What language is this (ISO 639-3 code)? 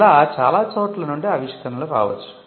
tel